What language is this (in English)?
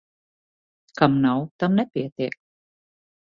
Latvian